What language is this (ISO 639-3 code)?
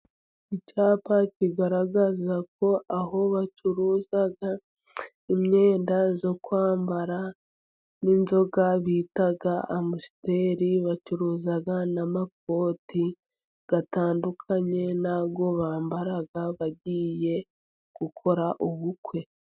kin